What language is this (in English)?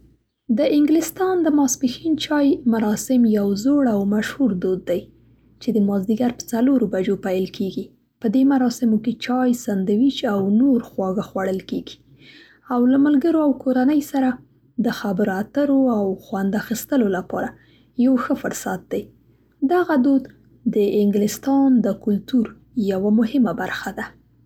Central Pashto